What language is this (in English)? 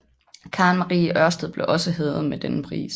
Danish